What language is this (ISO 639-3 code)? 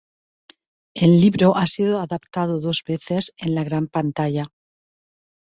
spa